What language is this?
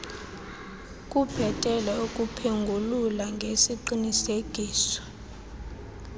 Xhosa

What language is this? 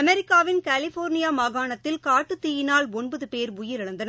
Tamil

